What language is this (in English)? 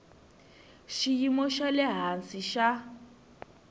Tsonga